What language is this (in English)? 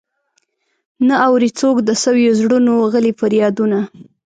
Pashto